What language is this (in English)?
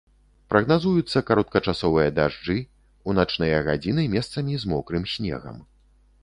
Belarusian